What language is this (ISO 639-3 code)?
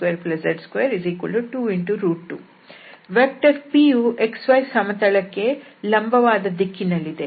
kan